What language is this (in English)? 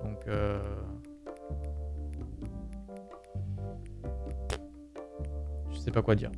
French